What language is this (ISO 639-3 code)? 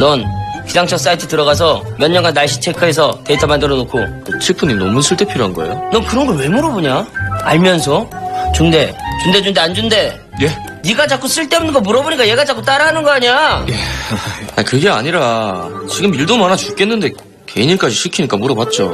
kor